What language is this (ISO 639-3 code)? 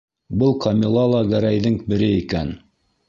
bak